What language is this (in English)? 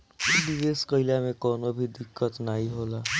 Bhojpuri